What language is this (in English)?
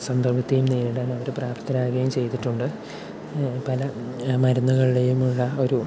Malayalam